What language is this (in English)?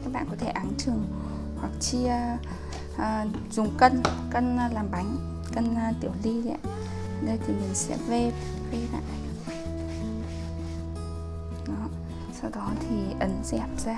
Vietnamese